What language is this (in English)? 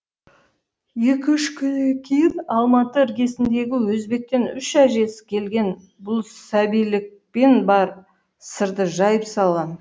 Kazakh